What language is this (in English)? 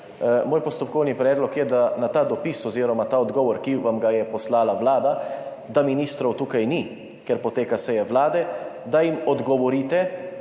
Slovenian